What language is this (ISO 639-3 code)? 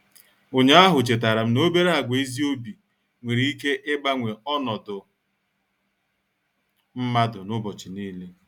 ibo